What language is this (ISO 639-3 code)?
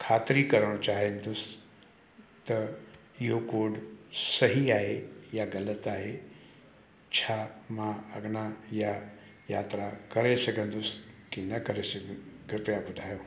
snd